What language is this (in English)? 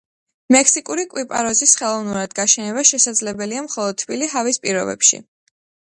Georgian